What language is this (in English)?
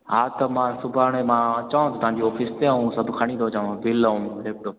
Sindhi